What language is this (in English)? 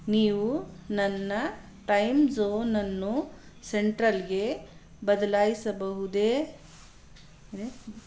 Kannada